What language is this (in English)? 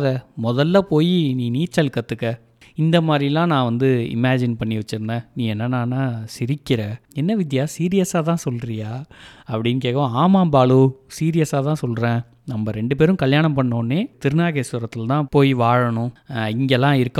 Tamil